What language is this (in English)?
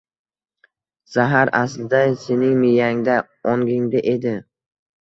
Uzbek